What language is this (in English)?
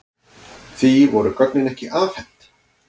Icelandic